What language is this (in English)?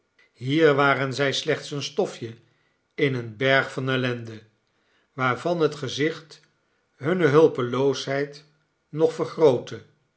Dutch